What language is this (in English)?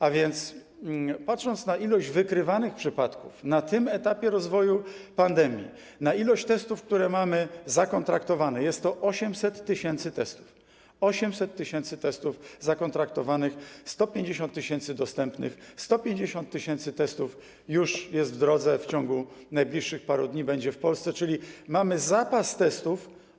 Polish